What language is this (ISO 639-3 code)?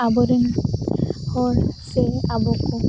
sat